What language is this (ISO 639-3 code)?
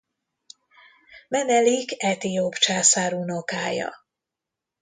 hun